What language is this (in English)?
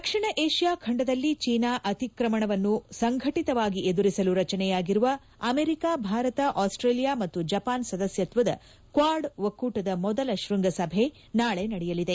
Kannada